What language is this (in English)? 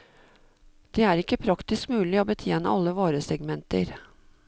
Norwegian